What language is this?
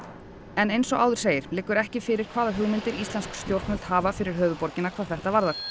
Icelandic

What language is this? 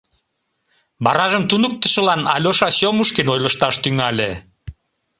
Mari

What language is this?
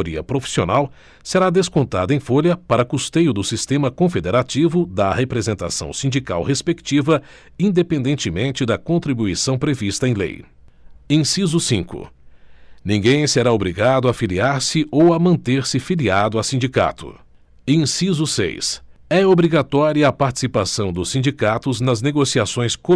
Portuguese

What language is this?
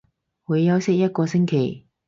Cantonese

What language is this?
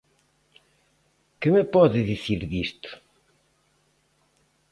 Galician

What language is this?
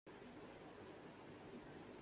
Urdu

